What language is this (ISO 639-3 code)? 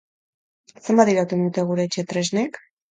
eus